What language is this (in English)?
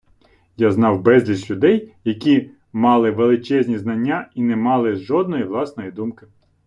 Ukrainian